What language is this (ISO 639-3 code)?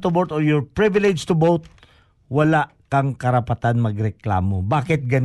fil